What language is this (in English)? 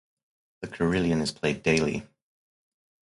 English